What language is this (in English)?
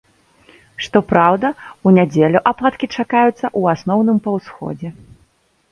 Belarusian